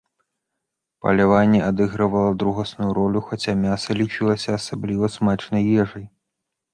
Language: Belarusian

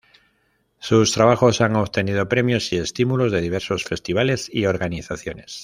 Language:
Spanish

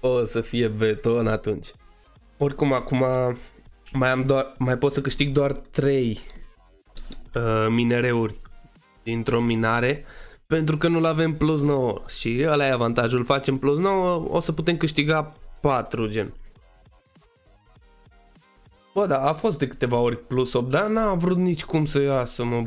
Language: Romanian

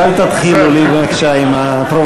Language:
Hebrew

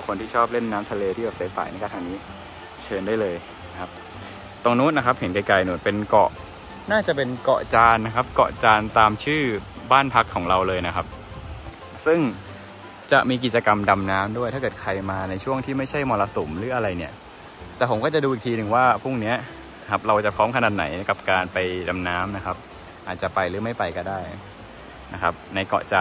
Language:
Thai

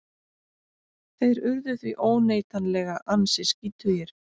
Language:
Icelandic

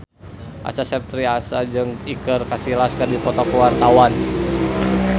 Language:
Sundanese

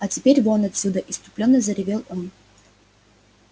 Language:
Russian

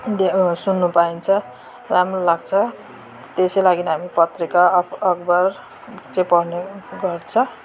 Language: Nepali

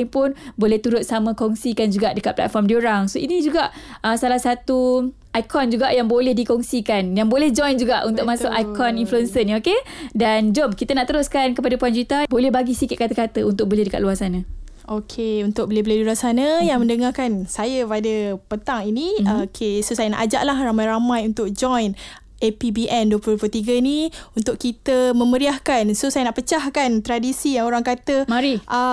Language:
Malay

